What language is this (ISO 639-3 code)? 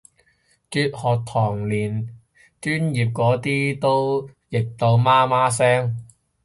yue